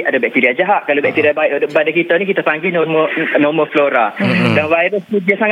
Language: Malay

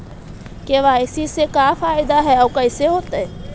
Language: Magahi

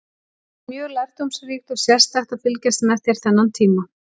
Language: Icelandic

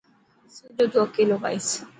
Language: Dhatki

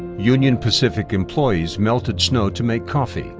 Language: English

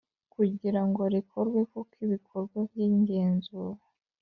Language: Kinyarwanda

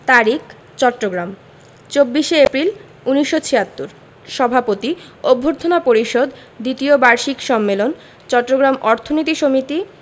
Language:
Bangla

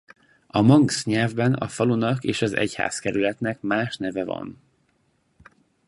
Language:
Hungarian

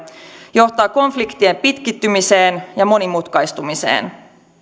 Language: Finnish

